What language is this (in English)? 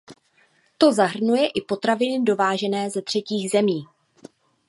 Czech